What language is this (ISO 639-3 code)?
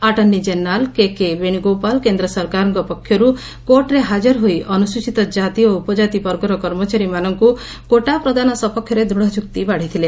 ori